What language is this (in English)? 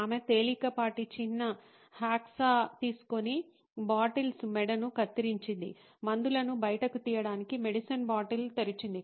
Telugu